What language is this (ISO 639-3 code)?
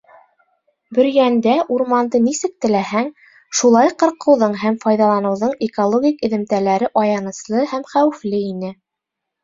bak